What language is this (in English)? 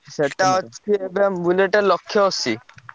Odia